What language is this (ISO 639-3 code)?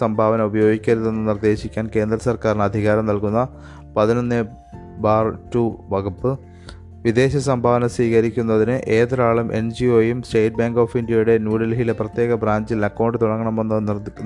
mal